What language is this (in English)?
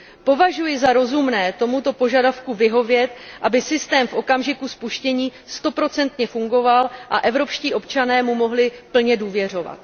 Czech